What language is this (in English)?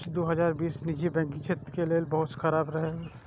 Maithili